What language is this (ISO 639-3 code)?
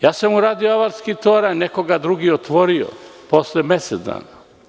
srp